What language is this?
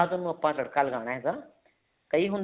Punjabi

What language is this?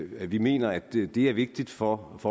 Danish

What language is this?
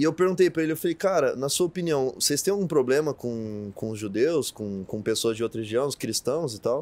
Portuguese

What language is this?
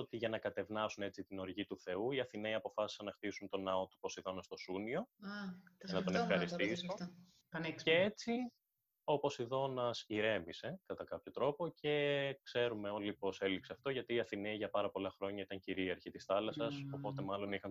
Greek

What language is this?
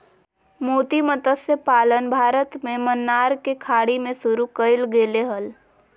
Magahi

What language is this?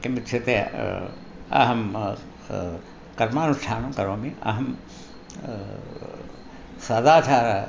Sanskrit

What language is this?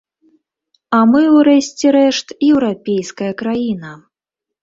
Belarusian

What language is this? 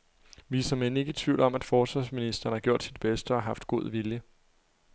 Danish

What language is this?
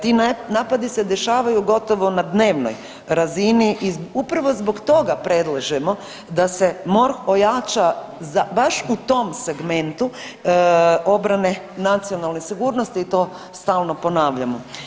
Croatian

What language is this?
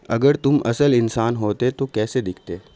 Urdu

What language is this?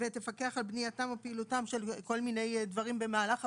Hebrew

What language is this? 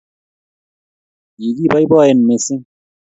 Kalenjin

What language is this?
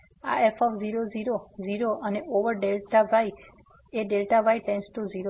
Gujarati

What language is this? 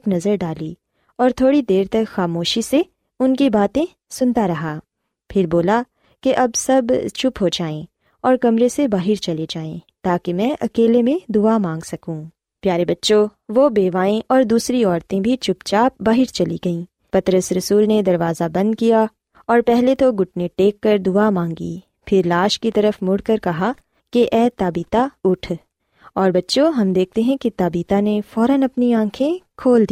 Urdu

